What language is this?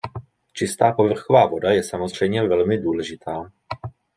Czech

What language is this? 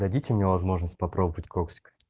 Russian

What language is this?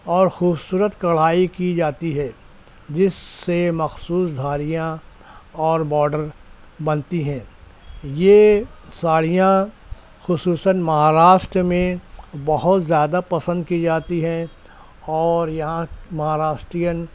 Urdu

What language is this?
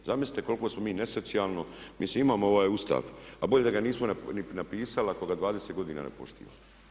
Croatian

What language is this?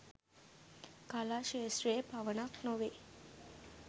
Sinhala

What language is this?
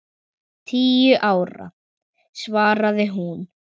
Icelandic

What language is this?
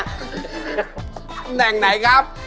Thai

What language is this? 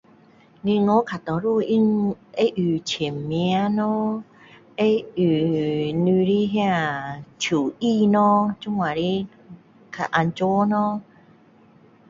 Min Dong Chinese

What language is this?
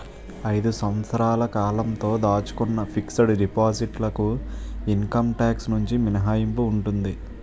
Telugu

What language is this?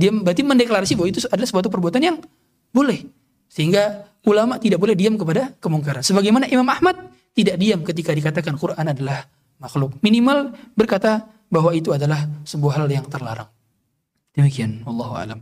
Indonesian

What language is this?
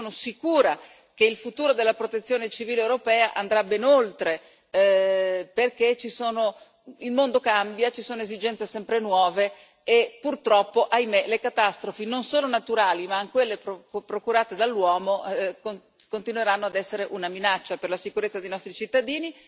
Italian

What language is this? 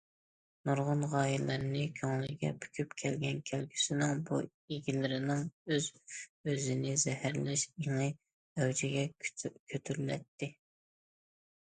Uyghur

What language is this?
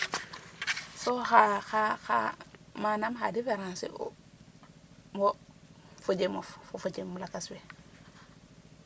Serer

